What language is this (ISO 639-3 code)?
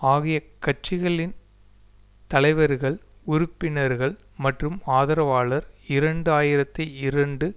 tam